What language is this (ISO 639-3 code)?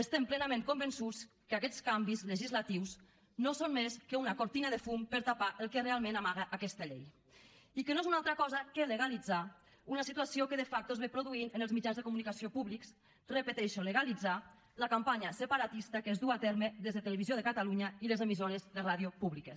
cat